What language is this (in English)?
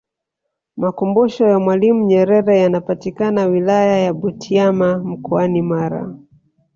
Swahili